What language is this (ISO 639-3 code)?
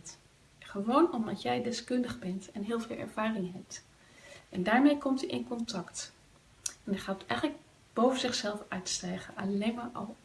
nld